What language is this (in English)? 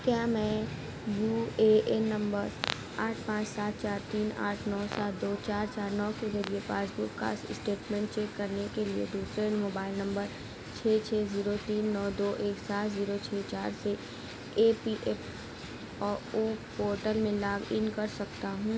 Urdu